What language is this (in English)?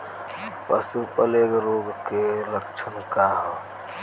Bhojpuri